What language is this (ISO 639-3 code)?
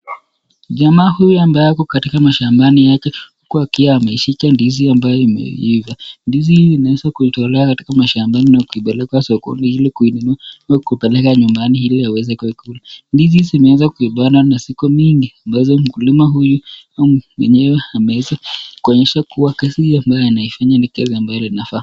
swa